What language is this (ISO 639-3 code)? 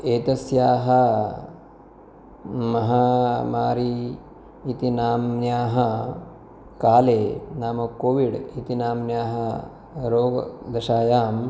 san